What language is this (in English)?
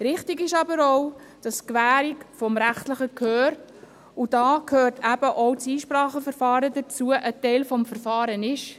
Swiss German